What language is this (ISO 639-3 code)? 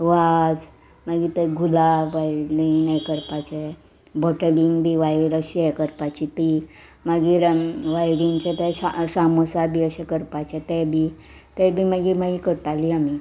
kok